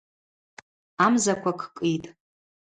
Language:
Abaza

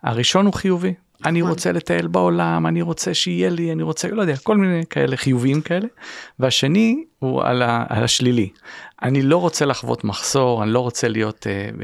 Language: Hebrew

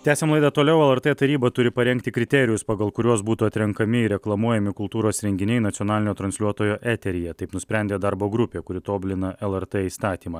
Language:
Lithuanian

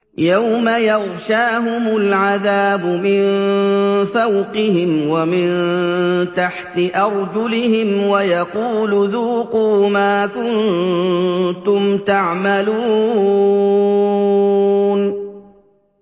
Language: Arabic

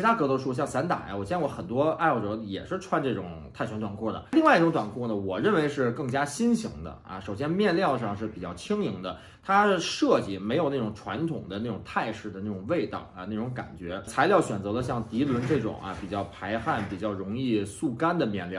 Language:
Chinese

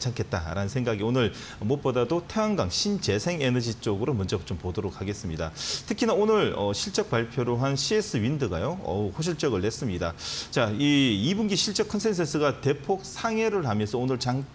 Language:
Korean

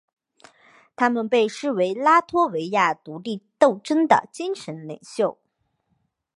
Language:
Chinese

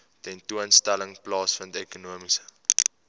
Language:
Afrikaans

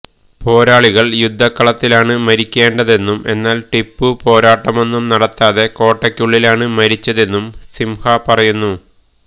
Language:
Malayalam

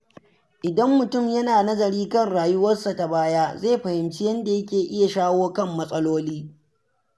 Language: Hausa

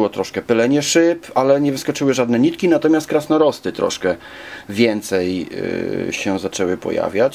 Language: Polish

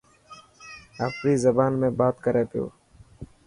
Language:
Dhatki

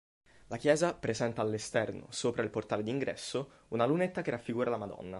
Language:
Italian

